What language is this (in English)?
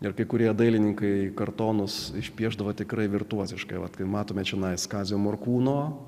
Lithuanian